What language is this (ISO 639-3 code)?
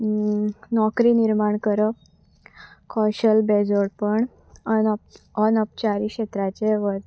kok